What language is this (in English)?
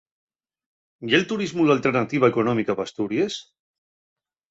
Asturian